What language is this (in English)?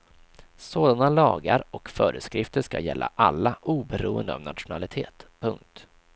Swedish